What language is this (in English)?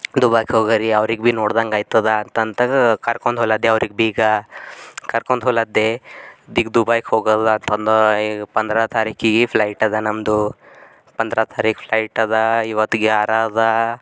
Kannada